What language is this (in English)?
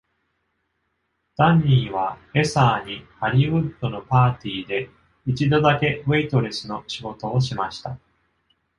Japanese